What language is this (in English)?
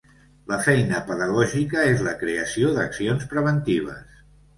Catalan